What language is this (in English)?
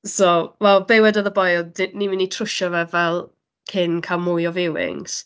Welsh